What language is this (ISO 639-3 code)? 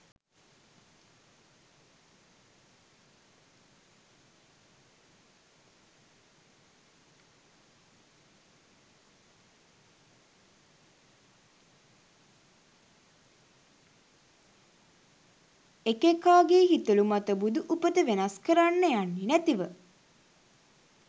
sin